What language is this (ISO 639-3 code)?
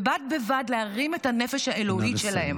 heb